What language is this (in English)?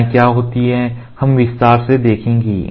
Hindi